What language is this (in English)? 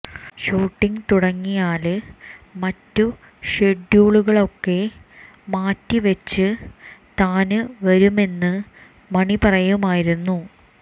Malayalam